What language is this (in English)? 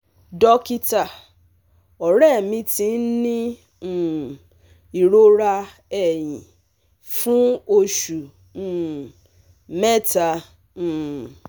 Yoruba